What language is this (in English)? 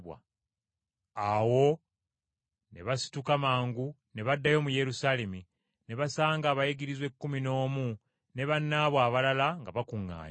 Ganda